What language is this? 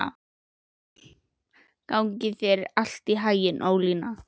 Icelandic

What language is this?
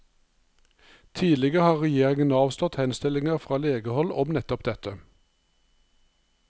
Norwegian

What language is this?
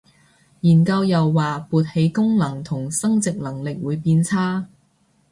Cantonese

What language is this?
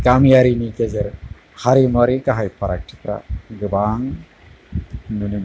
Bodo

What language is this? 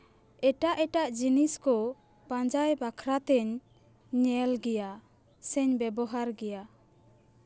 Santali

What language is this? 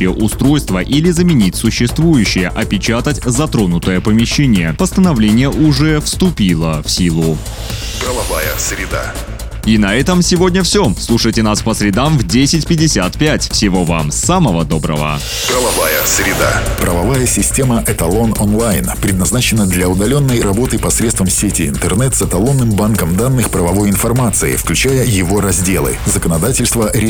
Russian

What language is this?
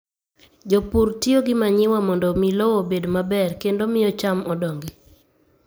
Luo (Kenya and Tanzania)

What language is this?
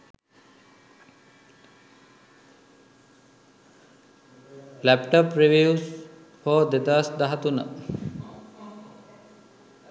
Sinhala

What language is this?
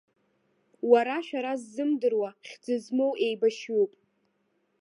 Abkhazian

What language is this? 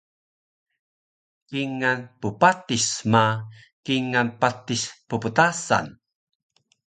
Taroko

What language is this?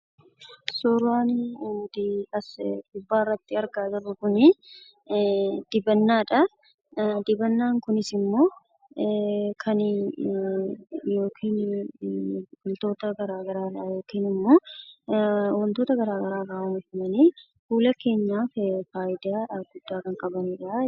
Oromo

